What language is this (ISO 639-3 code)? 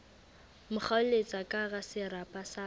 sot